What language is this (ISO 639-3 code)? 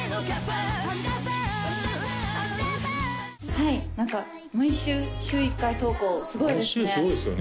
jpn